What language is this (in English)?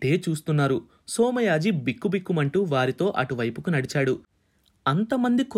Telugu